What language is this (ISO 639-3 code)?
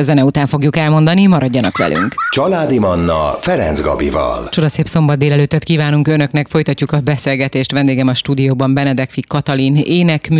hun